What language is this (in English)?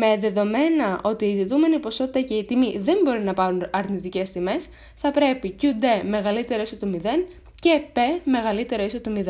Greek